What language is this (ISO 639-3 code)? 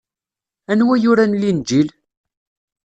kab